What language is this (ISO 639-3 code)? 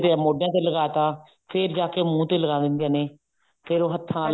pan